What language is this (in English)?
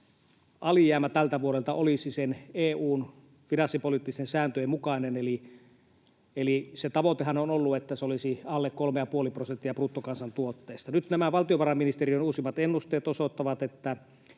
Finnish